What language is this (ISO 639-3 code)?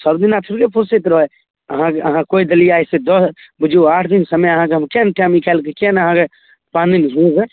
mai